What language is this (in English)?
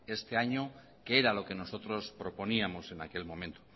Spanish